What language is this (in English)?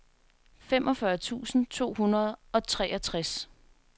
Danish